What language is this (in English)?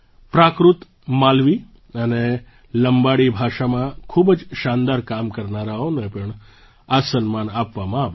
Gujarati